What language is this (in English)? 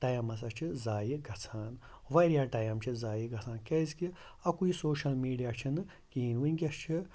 Kashmiri